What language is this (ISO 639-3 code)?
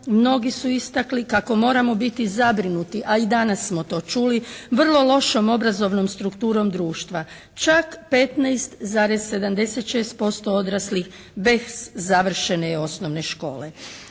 hrv